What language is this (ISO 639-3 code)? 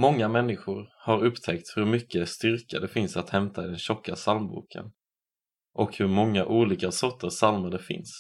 swe